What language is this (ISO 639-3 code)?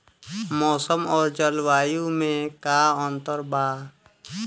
bho